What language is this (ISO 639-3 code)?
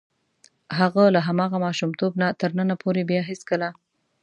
pus